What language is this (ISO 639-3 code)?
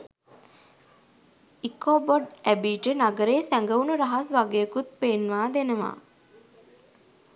sin